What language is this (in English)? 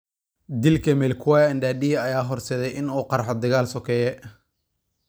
Somali